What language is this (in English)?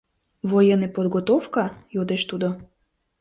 Mari